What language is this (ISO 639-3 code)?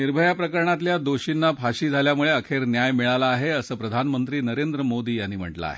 mar